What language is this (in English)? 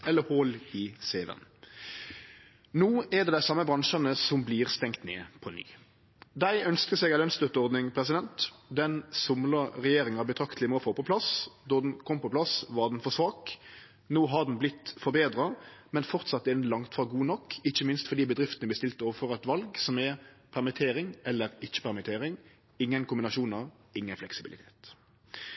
Norwegian Nynorsk